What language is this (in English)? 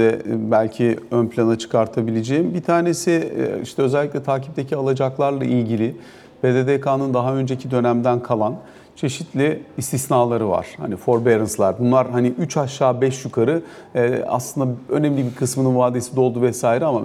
Turkish